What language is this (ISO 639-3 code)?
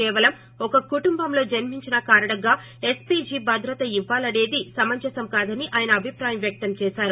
tel